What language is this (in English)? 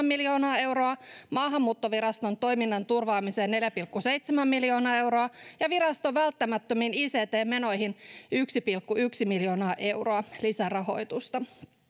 Finnish